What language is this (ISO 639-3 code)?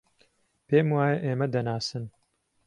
ckb